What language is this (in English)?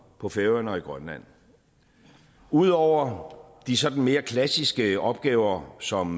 Danish